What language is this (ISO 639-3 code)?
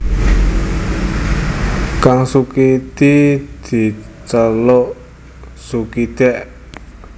jav